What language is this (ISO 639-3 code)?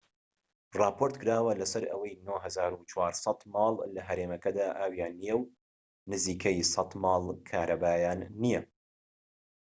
ckb